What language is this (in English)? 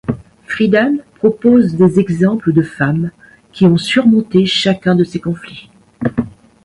French